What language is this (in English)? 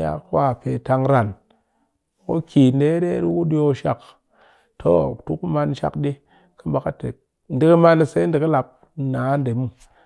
Cakfem-Mushere